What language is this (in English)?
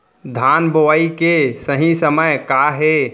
Chhattisgarhi